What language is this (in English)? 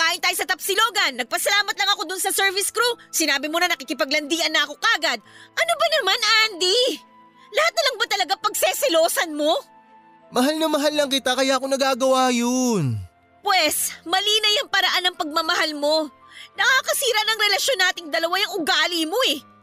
Filipino